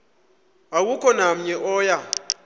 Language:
Xhosa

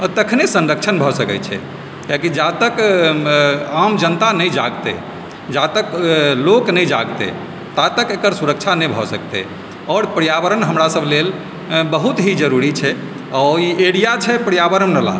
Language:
Maithili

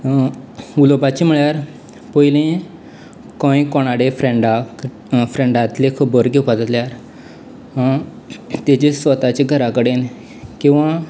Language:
Konkani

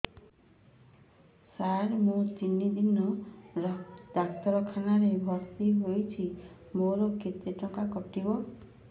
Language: Odia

